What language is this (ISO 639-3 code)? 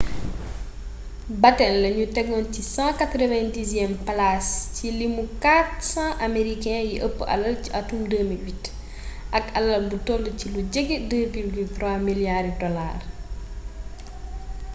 wol